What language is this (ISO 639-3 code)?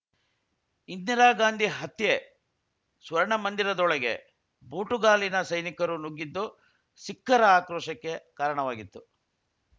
kan